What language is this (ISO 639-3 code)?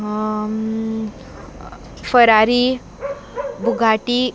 kok